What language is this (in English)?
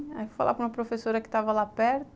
Portuguese